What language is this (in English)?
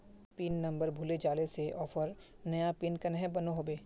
Magahi